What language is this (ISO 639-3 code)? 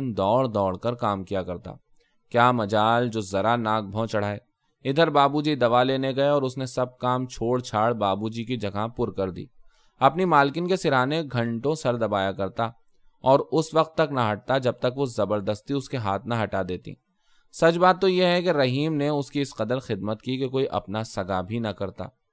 urd